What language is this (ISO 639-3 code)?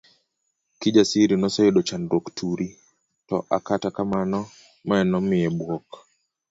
luo